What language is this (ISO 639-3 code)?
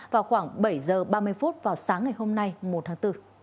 vie